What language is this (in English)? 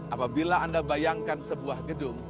Indonesian